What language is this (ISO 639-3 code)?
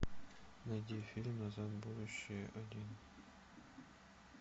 rus